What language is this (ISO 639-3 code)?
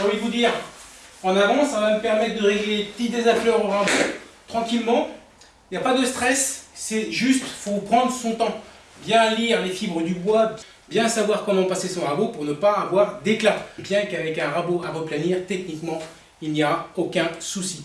fra